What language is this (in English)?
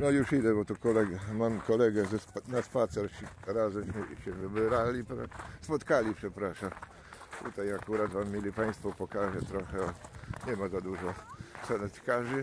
Polish